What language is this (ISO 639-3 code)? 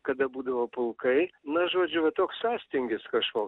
lit